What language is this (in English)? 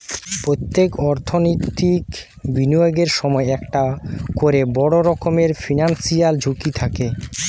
Bangla